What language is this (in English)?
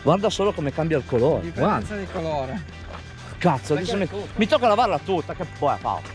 Italian